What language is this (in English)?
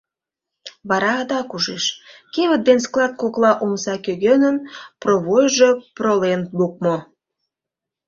Mari